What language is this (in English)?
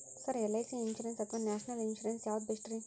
Kannada